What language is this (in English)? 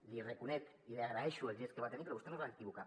Catalan